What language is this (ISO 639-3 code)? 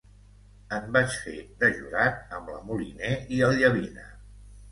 cat